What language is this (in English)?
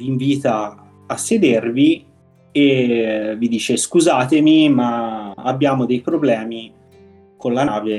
Italian